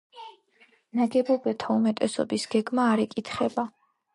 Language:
Georgian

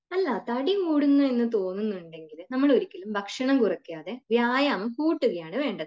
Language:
Malayalam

